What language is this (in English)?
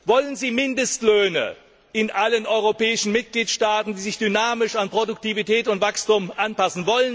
German